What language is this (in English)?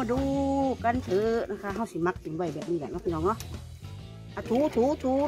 Thai